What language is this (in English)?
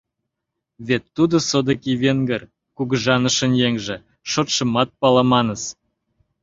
Mari